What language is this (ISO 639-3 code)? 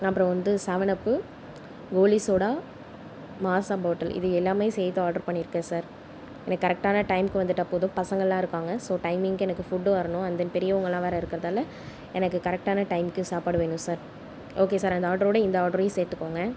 tam